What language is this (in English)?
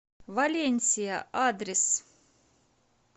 Russian